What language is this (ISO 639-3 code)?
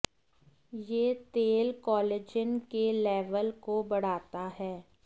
hin